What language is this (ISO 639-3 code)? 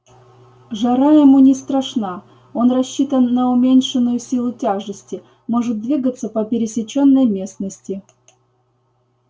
rus